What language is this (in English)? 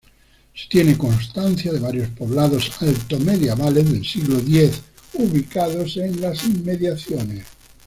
Spanish